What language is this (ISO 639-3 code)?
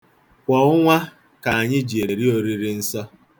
ibo